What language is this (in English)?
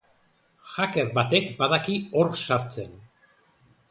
Basque